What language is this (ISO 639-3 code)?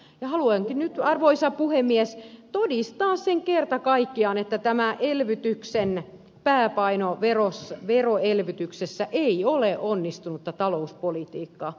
fin